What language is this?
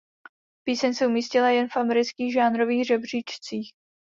Czech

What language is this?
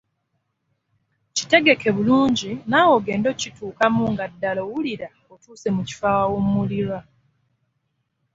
Ganda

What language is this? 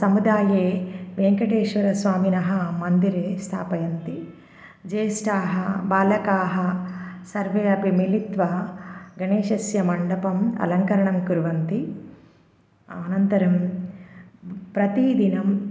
Sanskrit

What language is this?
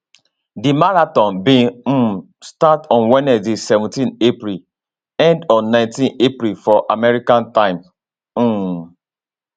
Nigerian Pidgin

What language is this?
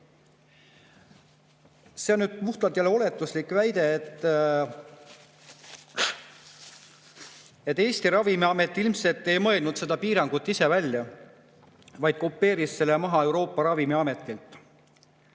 Estonian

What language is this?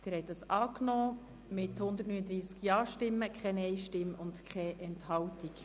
Swiss German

